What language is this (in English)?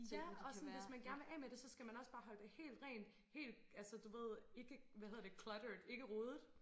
Danish